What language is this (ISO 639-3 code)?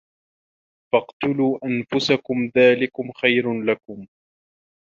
ara